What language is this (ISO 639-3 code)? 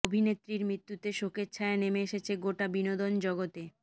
ben